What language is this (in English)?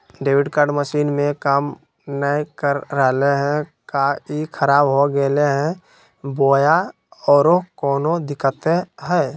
Magahi